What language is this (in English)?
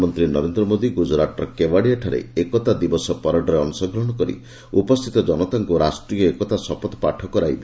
Odia